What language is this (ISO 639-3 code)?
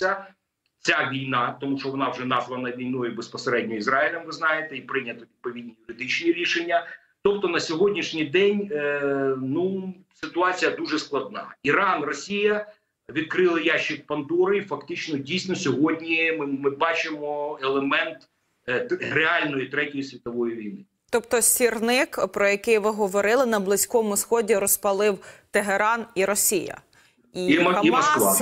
ukr